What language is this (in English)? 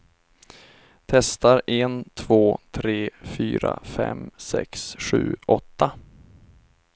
Swedish